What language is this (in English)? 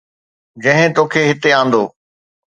Sindhi